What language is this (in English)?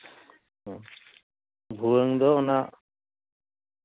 Santali